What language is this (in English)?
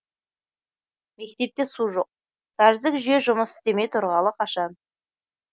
Kazakh